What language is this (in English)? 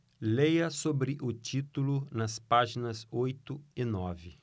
Portuguese